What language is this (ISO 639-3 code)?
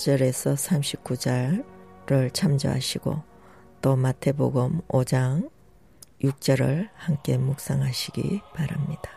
kor